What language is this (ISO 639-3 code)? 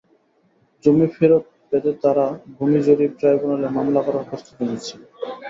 ben